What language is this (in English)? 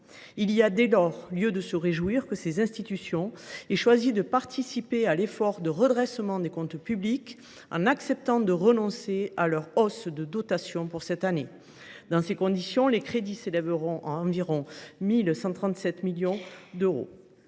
French